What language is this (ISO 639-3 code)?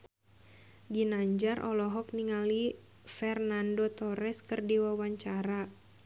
sun